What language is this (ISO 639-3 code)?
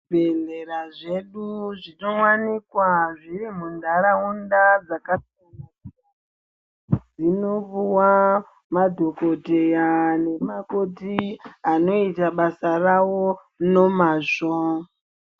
ndc